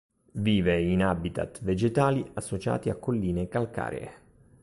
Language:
Italian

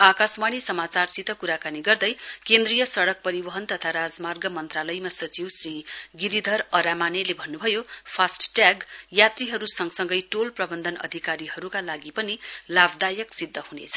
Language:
Nepali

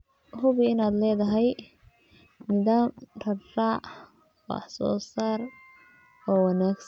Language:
Somali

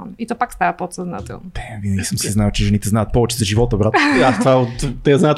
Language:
Bulgarian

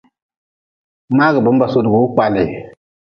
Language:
Nawdm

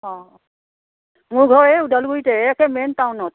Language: Assamese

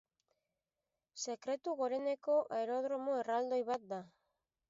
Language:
Basque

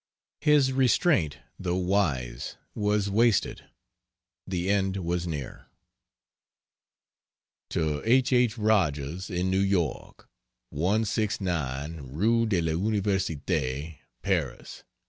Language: English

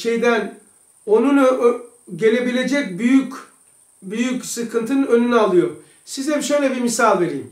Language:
Turkish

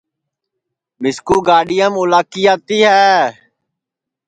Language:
Sansi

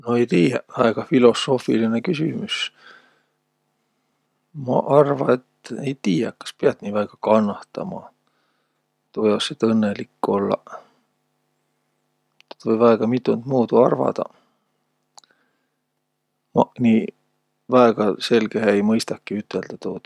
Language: Võro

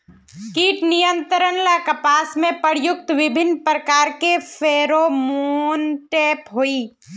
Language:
Magahi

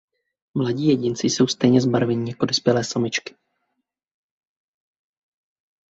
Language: Czech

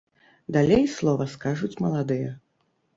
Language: Belarusian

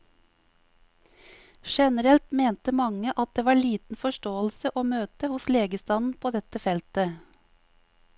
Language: Norwegian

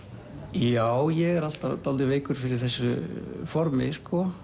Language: Icelandic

